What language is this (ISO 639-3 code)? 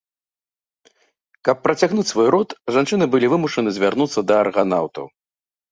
bel